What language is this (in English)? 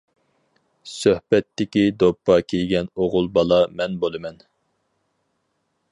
Uyghur